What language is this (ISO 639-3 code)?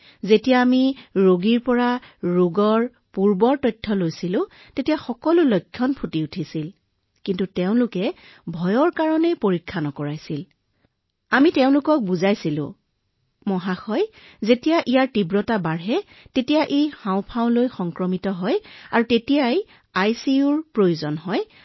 asm